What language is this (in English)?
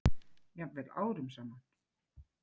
Icelandic